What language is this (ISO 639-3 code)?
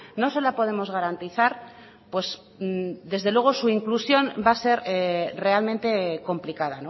spa